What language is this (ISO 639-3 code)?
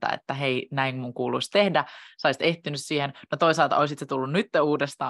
fin